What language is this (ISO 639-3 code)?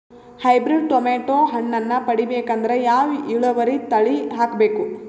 kan